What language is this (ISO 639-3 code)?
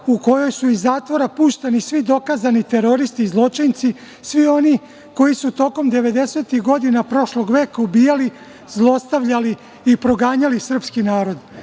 srp